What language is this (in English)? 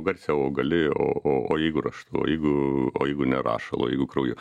Lithuanian